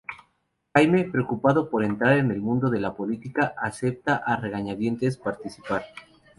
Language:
Spanish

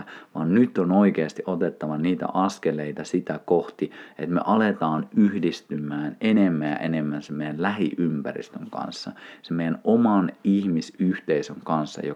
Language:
Finnish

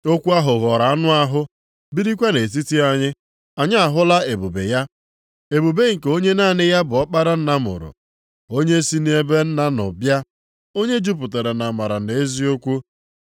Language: Igbo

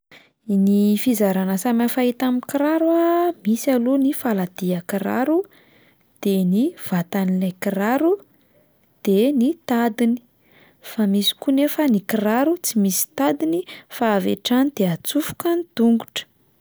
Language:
Malagasy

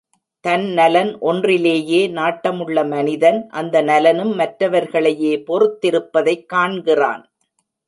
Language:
Tamil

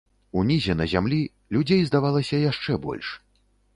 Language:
Belarusian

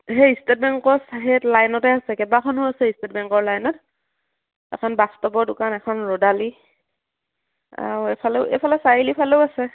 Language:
Assamese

